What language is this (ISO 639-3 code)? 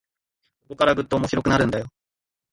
jpn